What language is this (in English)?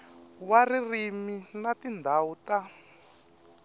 Tsonga